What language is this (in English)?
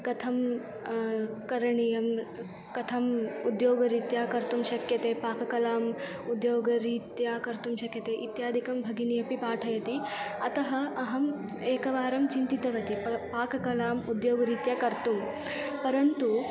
Sanskrit